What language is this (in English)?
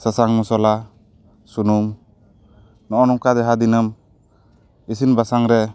Santali